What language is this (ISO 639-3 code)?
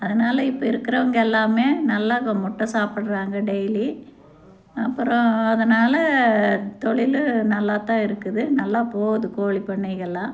tam